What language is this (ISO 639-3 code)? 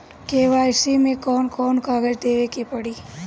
bho